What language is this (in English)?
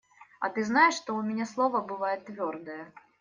Russian